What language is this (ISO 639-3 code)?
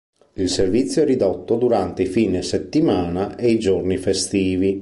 ita